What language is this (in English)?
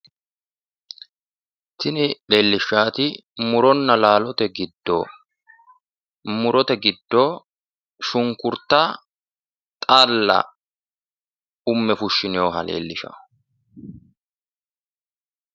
Sidamo